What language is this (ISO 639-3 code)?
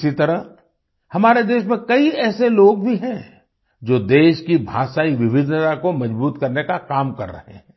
hin